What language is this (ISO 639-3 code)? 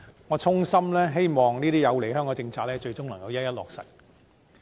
yue